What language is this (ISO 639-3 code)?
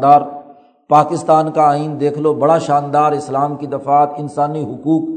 urd